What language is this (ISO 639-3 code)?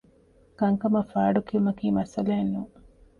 div